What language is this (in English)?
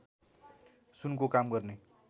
Nepali